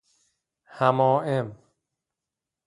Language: Persian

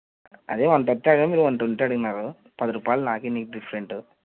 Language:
Telugu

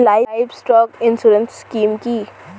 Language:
Bangla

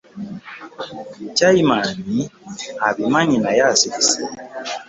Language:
Ganda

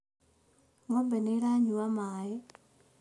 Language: Kikuyu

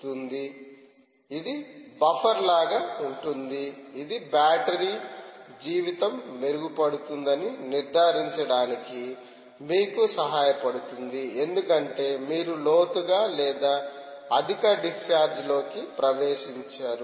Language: Telugu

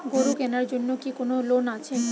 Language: Bangla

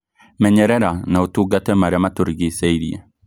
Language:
Kikuyu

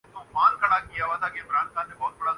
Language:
Urdu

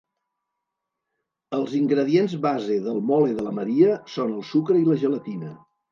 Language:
Catalan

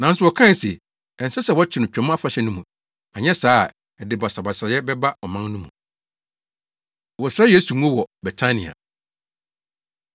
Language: Akan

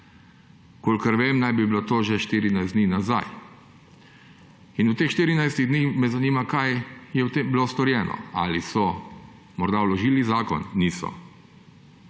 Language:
Slovenian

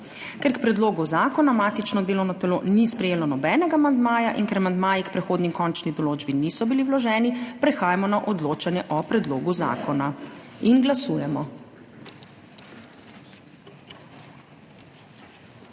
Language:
Slovenian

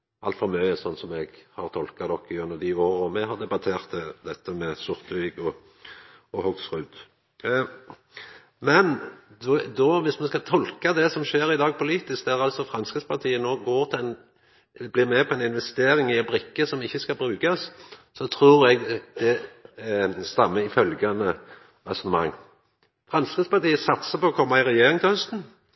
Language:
Norwegian Nynorsk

